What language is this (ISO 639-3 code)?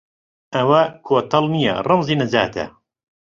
ckb